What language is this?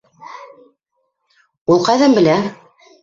Bashkir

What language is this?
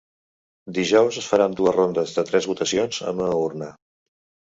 Catalan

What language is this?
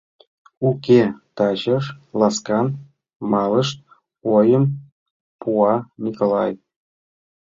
Mari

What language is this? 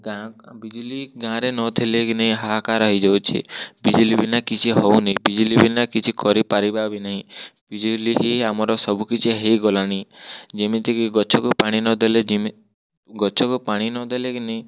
Odia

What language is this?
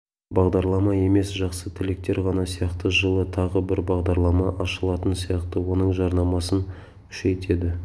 Kazakh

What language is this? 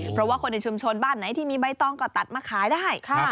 Thai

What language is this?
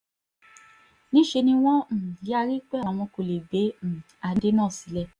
Yoruba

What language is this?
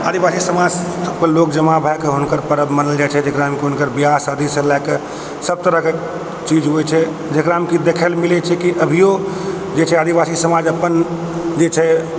Maithili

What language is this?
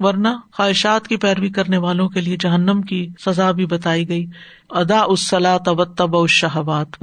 Urdu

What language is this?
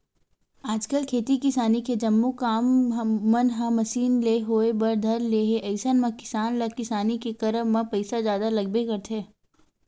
Chhattisgarhi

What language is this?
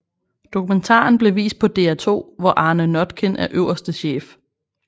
Danish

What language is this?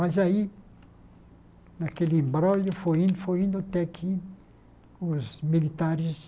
Portuguese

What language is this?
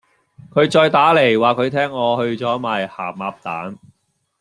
Cantonese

